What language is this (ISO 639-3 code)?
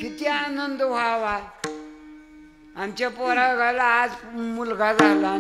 hin